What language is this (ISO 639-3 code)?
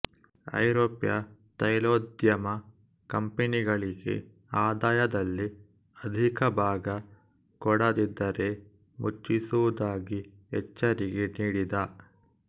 kan